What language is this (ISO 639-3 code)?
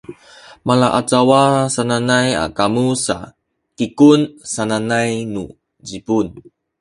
szy